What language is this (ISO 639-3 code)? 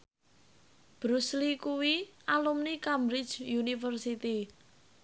jav